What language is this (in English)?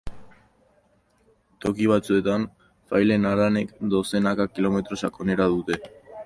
Basque